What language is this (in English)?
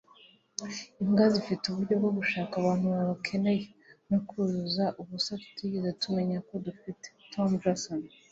Kinyarwanda